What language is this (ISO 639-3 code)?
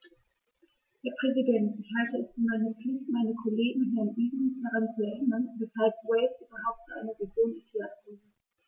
deu